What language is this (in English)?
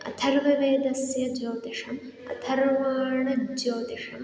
Sanskrit